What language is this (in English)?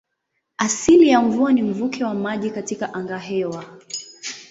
Swahili